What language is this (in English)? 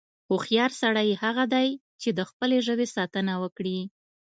Pashto